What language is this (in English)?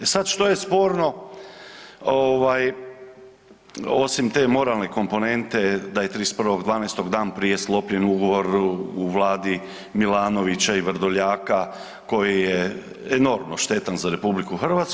Croatian